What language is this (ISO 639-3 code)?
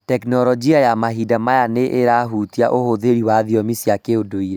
kik